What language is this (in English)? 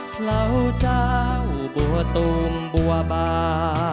Thai